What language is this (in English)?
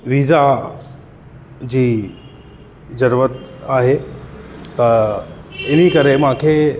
Sindhi